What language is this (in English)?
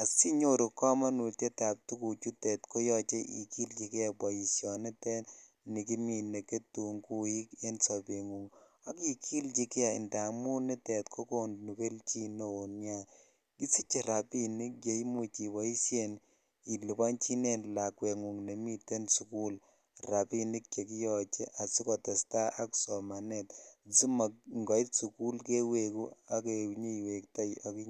Kalenjin